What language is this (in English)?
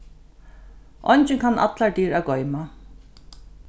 Faroese